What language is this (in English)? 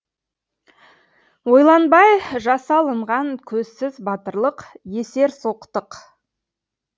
Kazakh